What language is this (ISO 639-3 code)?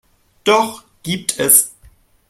deu